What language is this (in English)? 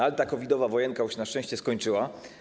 Polish